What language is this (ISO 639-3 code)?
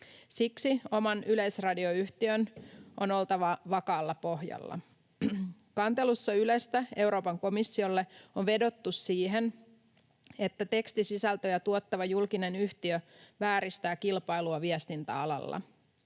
fin